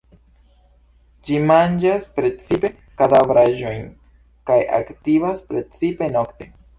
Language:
Esperanto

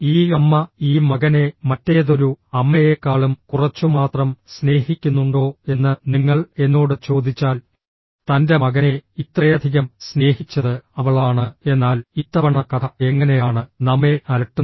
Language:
Malayalam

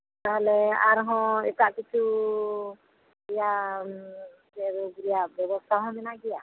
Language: Santali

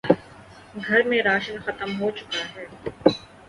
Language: Urdu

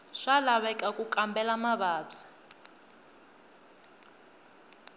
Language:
Tsonga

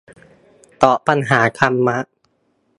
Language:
Thai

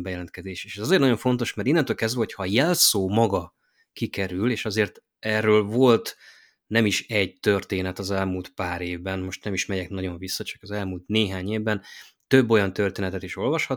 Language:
Hungarian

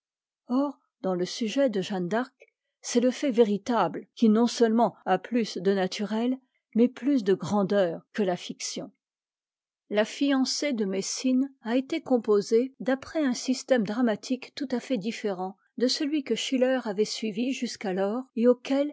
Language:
French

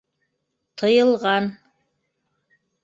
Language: Bashkir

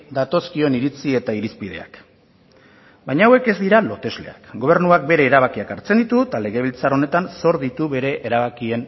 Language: Basque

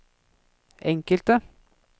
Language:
Norwegian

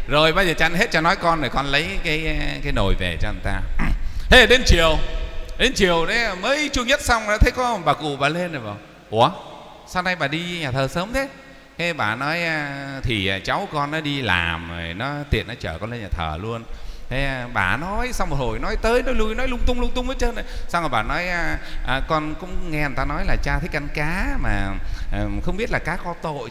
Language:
Vietnamese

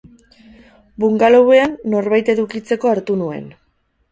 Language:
Basque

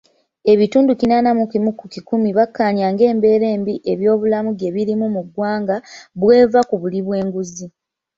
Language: Ganda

